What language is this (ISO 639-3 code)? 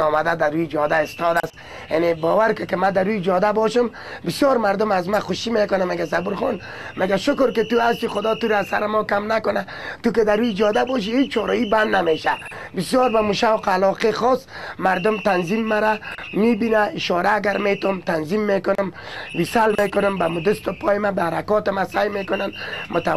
fas